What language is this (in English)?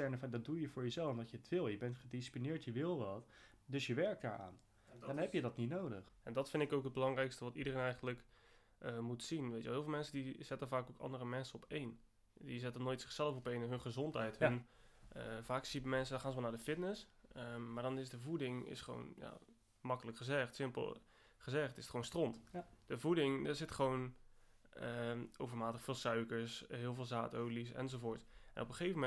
Dutch